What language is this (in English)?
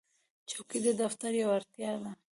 Pashto